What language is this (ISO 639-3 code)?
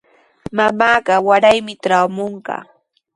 qws